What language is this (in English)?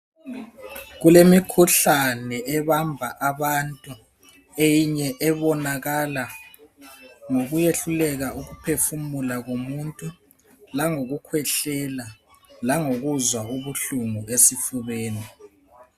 North Ndebele